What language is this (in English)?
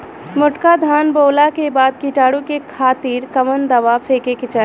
Bhojpuri